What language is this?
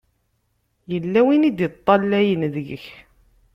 Kabyle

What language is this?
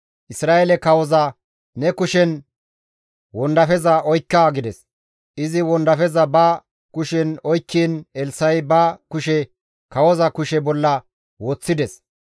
Gamo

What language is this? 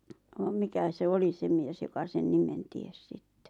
Finnish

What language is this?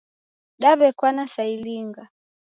Taita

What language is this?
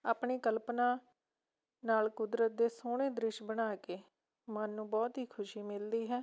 Punjabi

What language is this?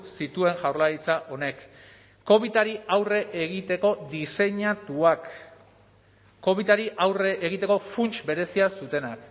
Basque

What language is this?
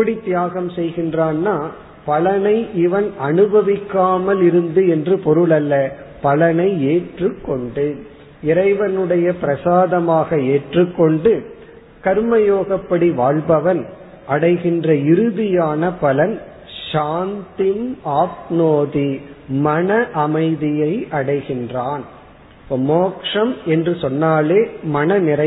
Tamil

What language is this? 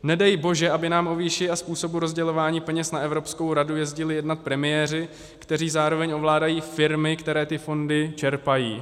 Czech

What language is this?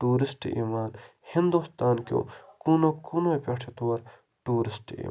Kashmiri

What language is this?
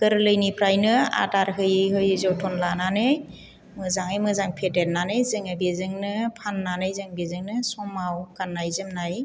Bodo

